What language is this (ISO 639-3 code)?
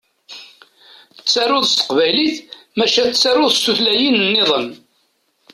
kab